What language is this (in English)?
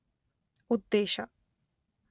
Kannada